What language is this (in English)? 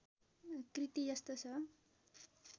Nepali